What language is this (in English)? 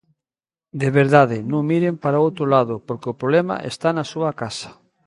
Galician